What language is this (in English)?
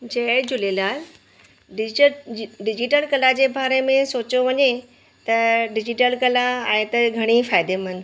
Sindhi